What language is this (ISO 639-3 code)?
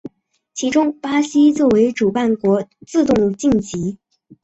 zho